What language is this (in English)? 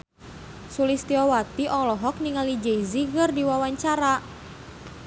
Sundanese